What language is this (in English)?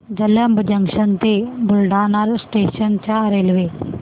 Marathi